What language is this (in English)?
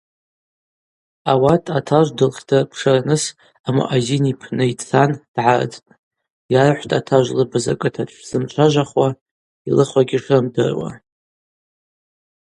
Abaza